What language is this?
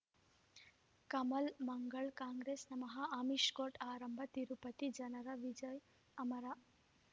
Kannada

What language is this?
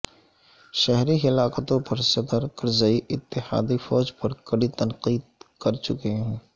Urdu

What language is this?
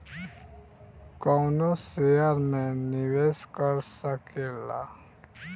Bhojpuri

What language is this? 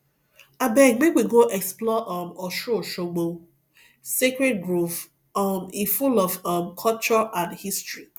Nigerian Pidgin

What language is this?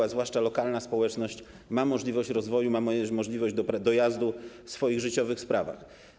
Polish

